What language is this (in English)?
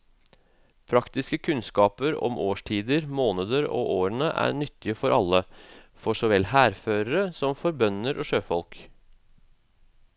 Norwegian